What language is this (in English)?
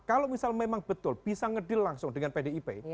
Indonesian